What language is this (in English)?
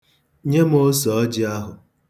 Igbo